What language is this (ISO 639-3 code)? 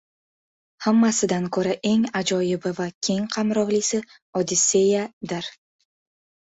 uzb